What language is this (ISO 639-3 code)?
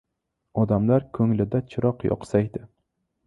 uzb